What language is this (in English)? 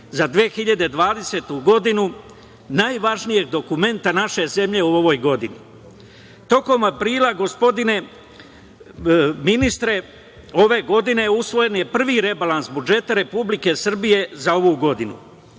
Serbian